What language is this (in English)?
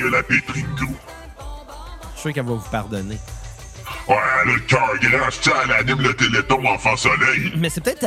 French